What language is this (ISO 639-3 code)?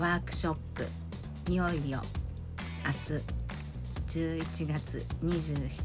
jpn